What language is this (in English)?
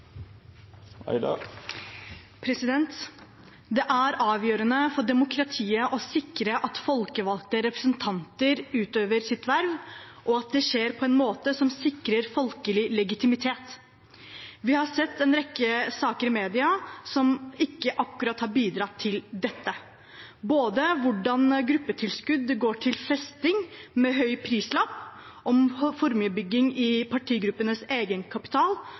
Norwegian Bokmål